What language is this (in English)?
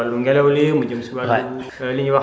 Wolof